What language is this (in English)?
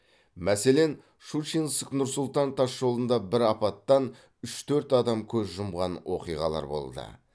Kazakh